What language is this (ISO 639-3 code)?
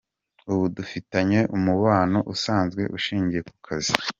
kin